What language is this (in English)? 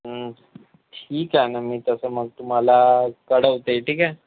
Marathi